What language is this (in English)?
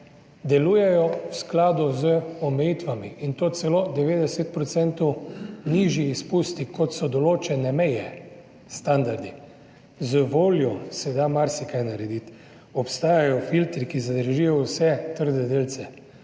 Slovenian